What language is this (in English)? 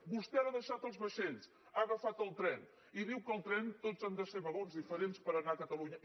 Catalan